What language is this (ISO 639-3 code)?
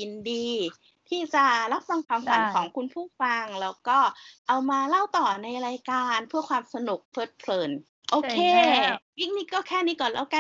tha